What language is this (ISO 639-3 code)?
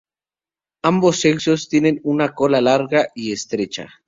spa